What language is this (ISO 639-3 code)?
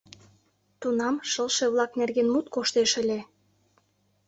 chm